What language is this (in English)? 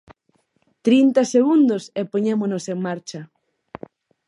Galician